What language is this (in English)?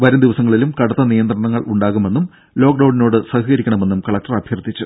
Malayalam